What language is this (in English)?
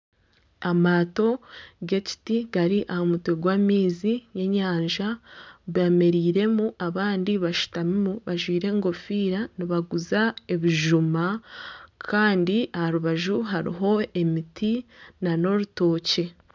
Nyankole